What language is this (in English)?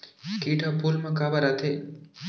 Chhattisgarhi